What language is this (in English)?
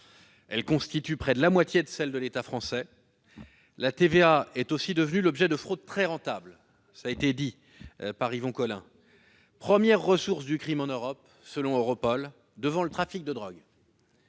French